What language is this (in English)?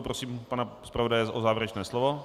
Czech